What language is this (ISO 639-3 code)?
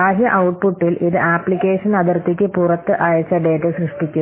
mal